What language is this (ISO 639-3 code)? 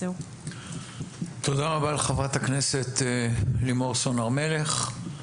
heb